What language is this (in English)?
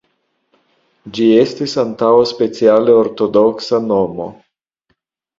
Esperanto